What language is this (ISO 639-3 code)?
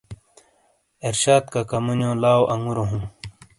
scl